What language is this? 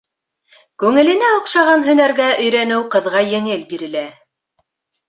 Bashkir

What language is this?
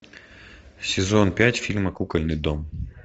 Russian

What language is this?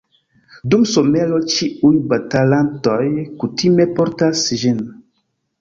Esperanto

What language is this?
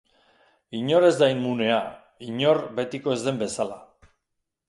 Basque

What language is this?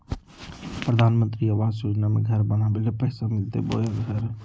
Magahi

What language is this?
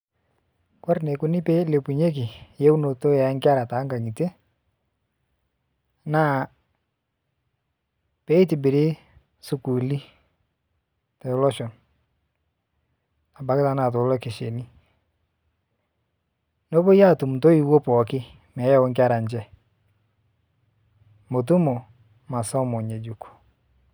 Masai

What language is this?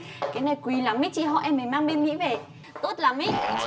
Vietnamese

